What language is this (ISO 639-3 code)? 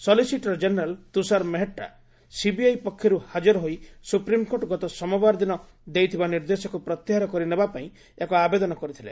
ori